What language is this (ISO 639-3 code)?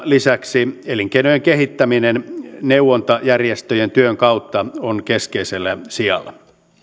fin